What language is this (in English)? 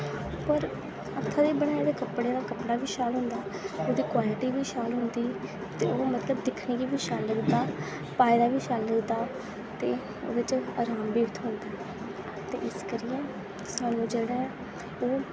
Dogri